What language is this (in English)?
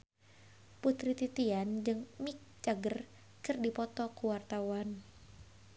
Sundanese